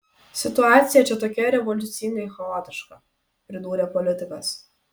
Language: Lithuanian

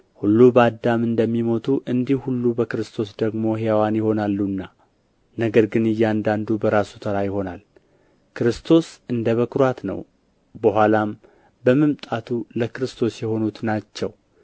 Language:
Amharic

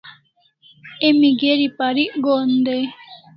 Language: Kalasha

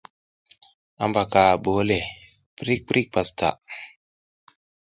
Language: South Giziga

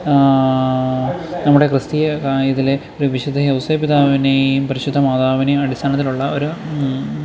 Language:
Malayalam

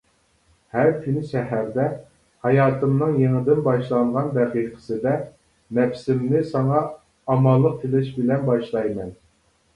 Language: Uyghur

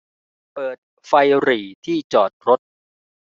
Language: Thai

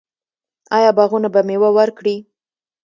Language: Pashto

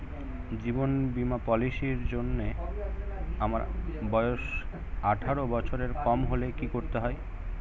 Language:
Bangla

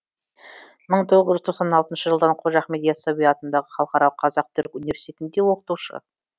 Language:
Kazakh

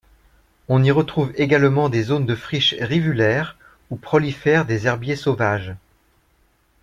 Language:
French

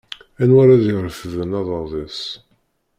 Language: Kabyle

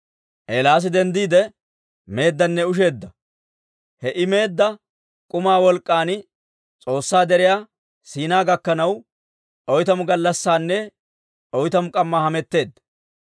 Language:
Dawro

